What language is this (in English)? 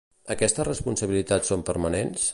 Catalan